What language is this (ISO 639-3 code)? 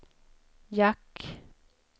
swe